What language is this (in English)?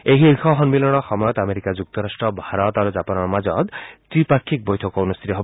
Assamese